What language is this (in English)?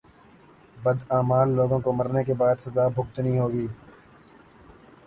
Urdu